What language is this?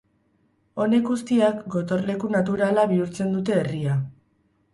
Basque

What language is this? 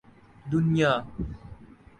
Urdu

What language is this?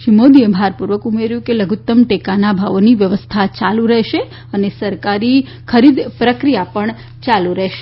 Gujarati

